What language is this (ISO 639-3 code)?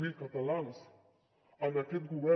cat